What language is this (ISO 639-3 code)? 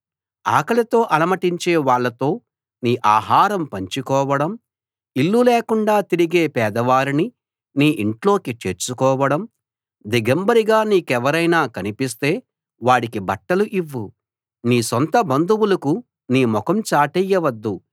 tel